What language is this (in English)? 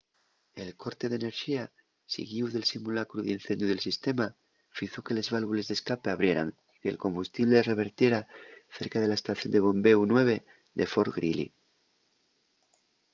Asturian